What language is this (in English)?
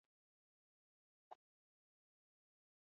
Basque